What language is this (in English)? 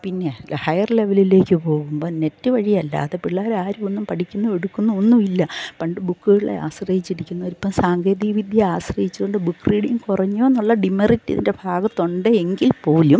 Malayalam